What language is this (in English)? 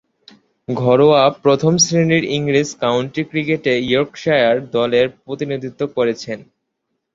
Bangla